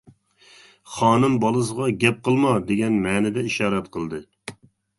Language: Uyghur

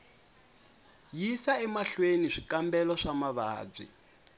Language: Tsonga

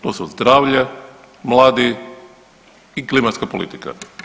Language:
Croatian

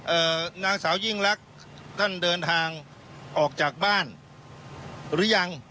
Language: Thai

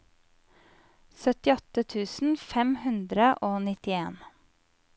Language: Norwegian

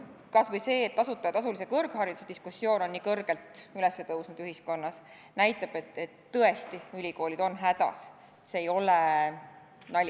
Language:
Estonian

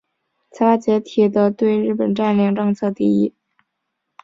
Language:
Chinese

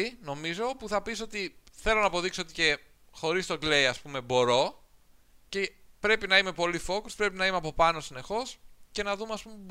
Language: Greek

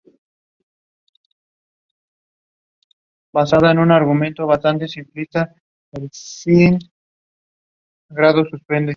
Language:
Spanish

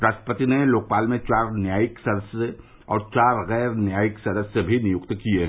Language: Hindi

